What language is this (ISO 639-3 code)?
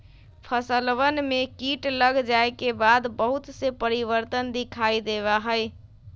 mag